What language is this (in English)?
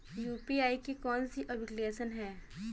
Hindi